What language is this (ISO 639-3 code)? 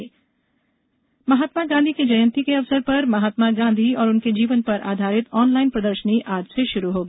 hin